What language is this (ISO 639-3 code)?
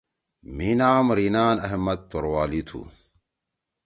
trw